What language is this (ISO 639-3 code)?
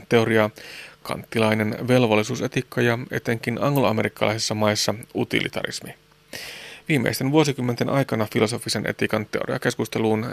fin